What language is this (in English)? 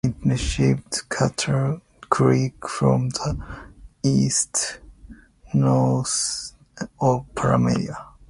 English